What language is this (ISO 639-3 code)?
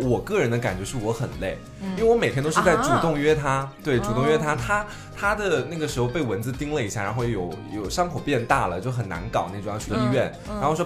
zho